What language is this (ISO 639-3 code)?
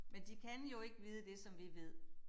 dan